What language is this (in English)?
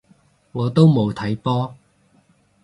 Cantonese